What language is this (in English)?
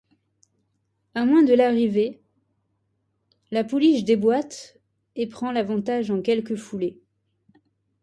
French